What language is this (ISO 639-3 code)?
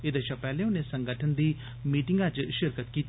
doi